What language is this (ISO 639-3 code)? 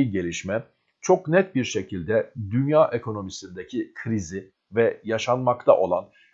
tur